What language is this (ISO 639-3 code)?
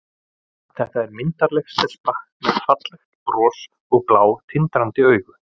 isl